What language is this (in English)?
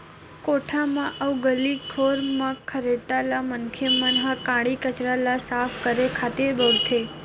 Chhattisgarhi